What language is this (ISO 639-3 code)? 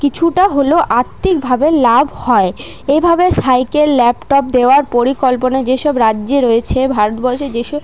ben